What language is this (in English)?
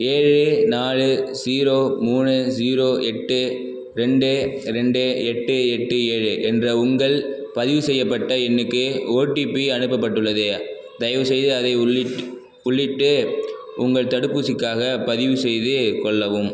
Tamil